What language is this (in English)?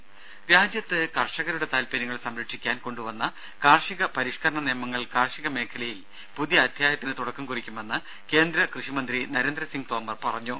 Malayalam